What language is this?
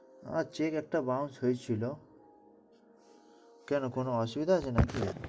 Bangla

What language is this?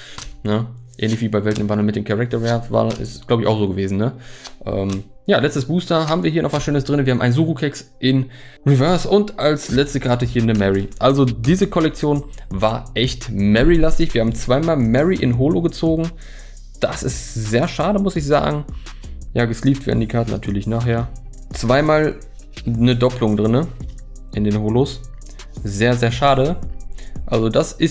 German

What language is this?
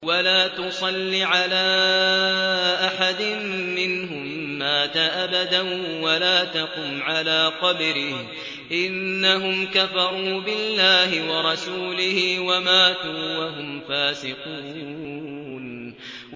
Arabic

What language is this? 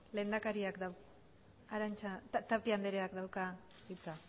Basque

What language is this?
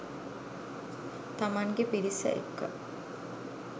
Sinhala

